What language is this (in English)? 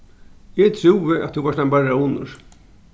Faroese